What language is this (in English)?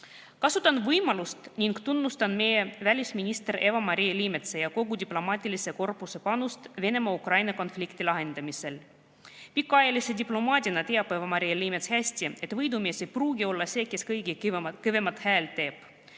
Estonian